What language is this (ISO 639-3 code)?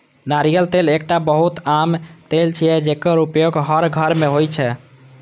mai